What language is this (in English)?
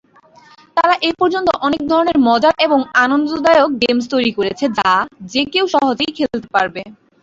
Bangla